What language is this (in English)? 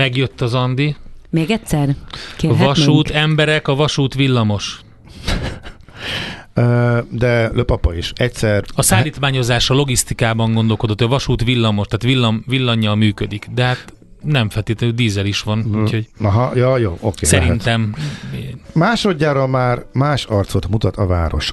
Hungarian